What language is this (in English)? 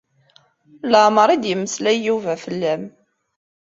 Kabyle